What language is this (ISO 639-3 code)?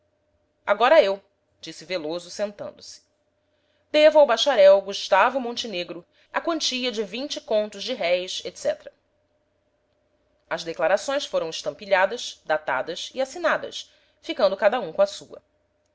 por